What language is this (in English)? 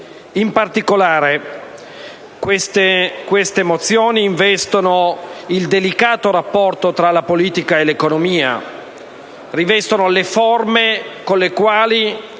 Italian